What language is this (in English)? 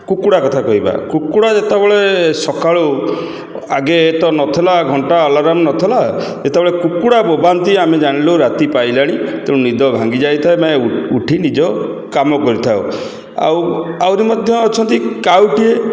Odia